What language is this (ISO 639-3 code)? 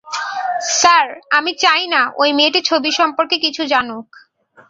ben